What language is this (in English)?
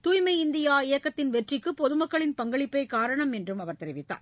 Tamil